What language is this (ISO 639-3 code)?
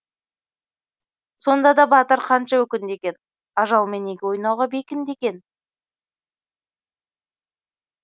kaz